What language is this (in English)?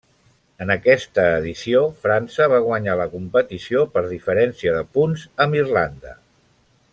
Catalan